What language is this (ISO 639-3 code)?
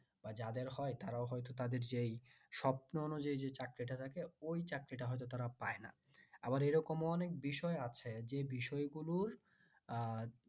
ben